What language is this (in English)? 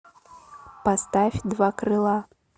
Russian